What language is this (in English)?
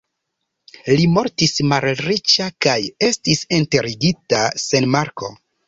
Esperanto